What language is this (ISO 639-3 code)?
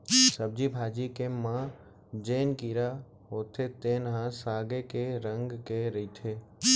hne